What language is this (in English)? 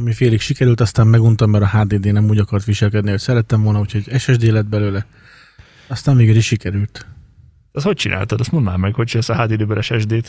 Hungarian